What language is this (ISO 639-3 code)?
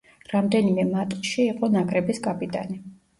kat